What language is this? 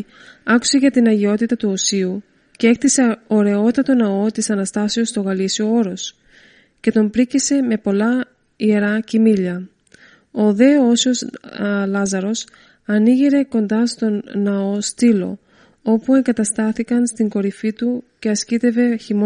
Greek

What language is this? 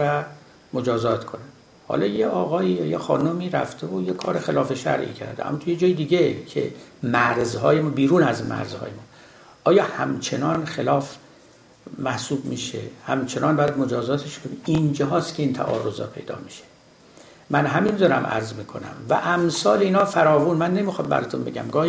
Persian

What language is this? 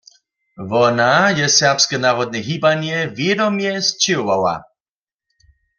Upper Sorbian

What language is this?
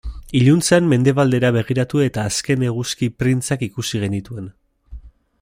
Basque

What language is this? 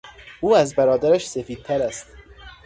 Persian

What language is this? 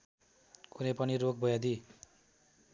Nepali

